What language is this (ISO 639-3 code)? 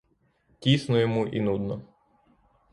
ukr